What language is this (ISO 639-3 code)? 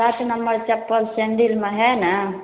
mai